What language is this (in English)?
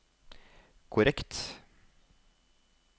Norwegian